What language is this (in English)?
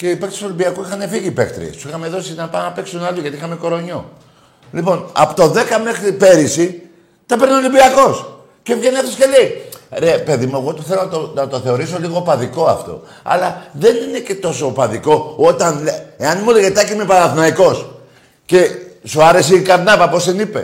Greek